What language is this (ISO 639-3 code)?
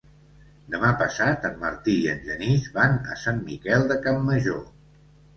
cat